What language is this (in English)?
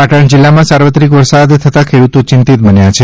Gujarati